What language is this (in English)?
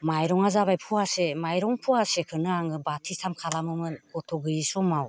Bodo